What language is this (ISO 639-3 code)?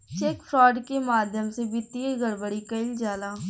bho